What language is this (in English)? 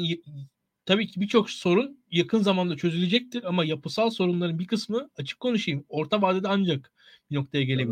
Turkish